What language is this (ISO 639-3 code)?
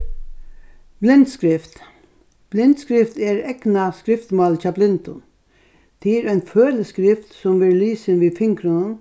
fao